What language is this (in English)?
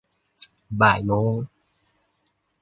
Thai